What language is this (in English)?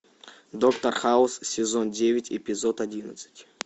Russian